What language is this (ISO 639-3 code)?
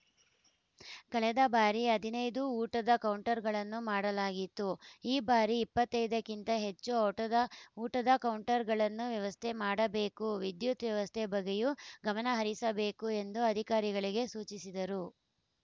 kan